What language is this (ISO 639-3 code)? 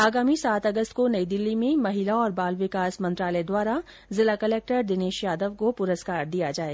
hin